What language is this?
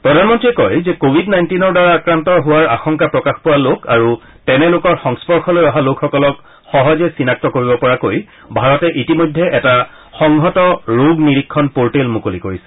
Assamese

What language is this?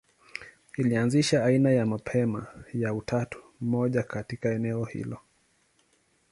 Swahili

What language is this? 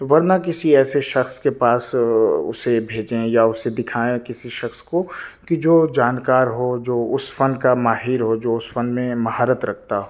Urdu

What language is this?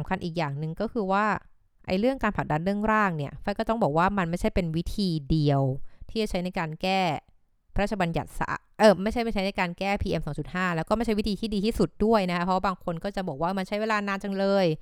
Thai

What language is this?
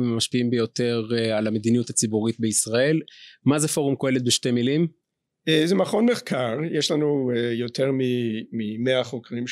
Hebrew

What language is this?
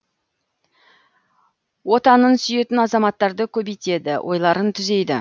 Kazakh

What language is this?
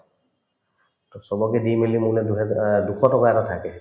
Assamese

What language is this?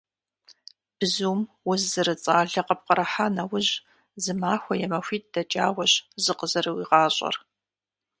Kabardian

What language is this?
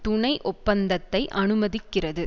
Tamil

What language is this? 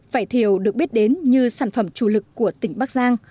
Vietnamese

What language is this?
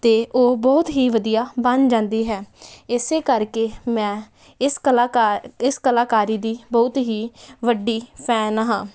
Punjabi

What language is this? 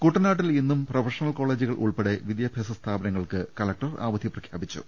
Malayalam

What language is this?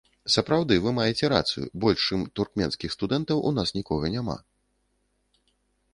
Belarusian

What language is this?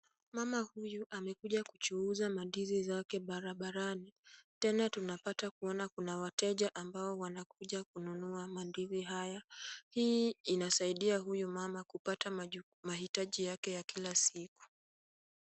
Swahili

